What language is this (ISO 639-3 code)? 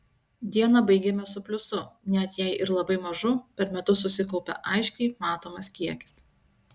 lit